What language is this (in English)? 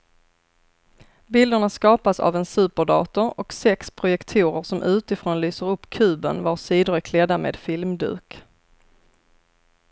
Swedish